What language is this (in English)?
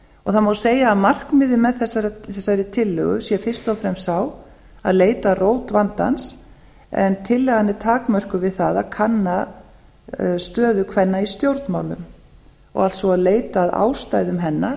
Icelandic